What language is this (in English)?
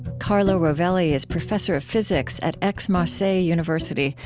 English